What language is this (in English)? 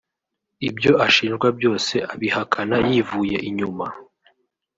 Kinyarwanda